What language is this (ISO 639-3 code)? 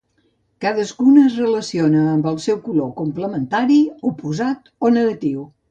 cat